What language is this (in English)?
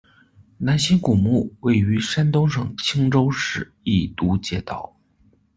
Chinese